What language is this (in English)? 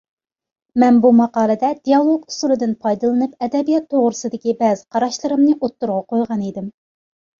Uyghur